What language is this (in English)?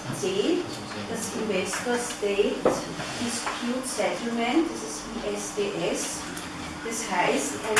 German